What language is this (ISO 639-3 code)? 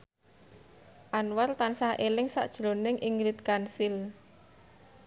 jav